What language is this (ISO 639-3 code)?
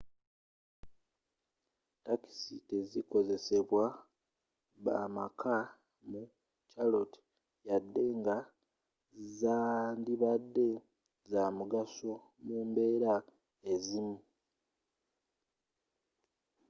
lug